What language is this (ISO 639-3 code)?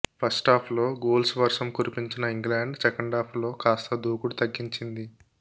tel